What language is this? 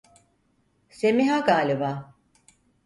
Turkish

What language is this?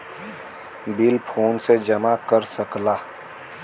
Bhojpuri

